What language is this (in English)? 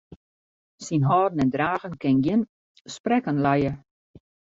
Western Frisian